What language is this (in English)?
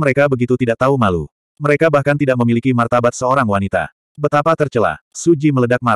Indonesian